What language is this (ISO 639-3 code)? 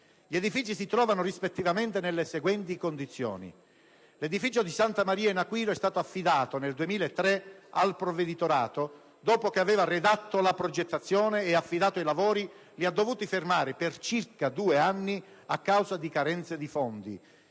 ita